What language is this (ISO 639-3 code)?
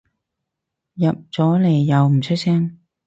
yue